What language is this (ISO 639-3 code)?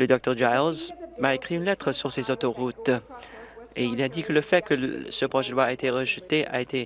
fra